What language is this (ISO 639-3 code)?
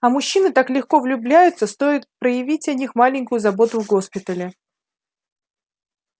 rus